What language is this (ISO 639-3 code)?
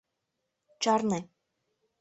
chm